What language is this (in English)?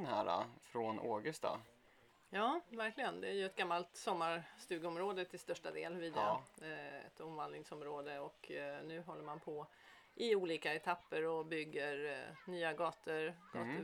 Swedish